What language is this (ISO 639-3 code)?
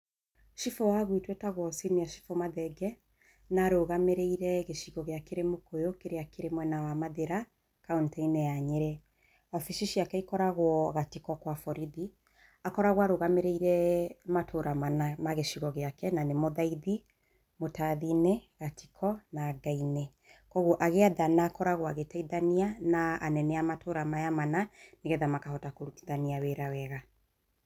kik